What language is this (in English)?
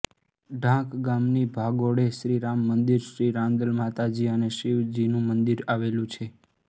Gujarati